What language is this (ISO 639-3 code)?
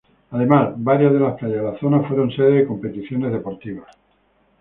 spa